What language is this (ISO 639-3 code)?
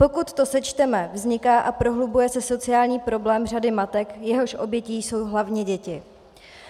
ces